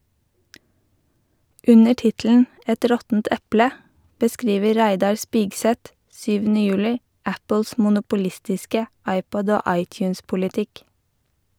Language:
Norwegian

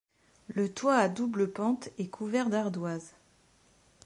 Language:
French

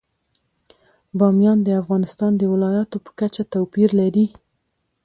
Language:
Pashto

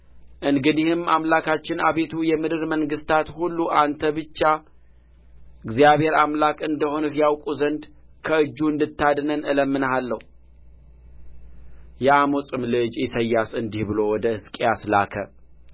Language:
Amharic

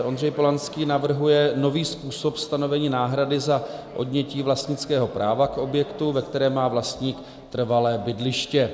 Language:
Czech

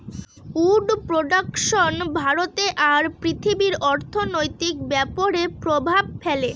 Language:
Bangla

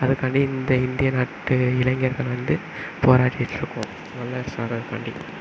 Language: Tamil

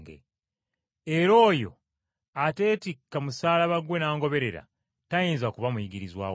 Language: Ganda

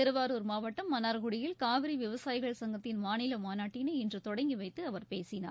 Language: Tamil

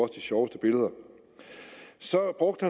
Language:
Danish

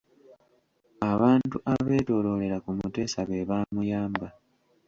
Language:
Ganda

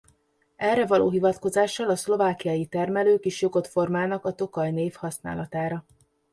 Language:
Hungarian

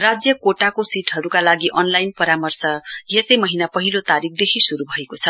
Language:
Nepali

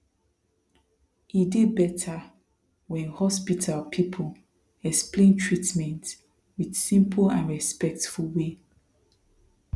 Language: Nigerian Pidgin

